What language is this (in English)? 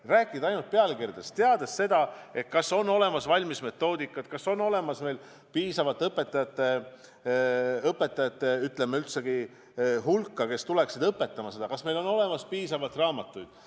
Estonian